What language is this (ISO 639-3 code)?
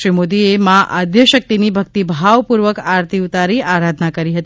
guj